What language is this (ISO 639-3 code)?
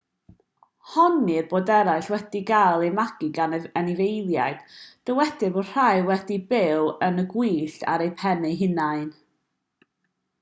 cym